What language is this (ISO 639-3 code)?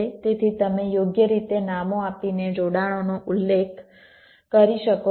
guj